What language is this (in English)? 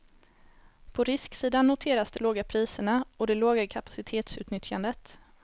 Swedish